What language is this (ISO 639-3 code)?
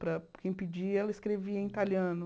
por